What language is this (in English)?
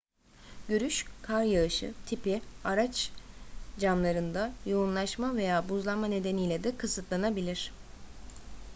Turkish